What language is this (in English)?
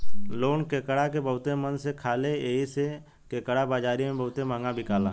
Bhojpuri